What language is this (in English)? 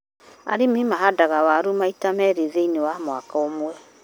Kikuyu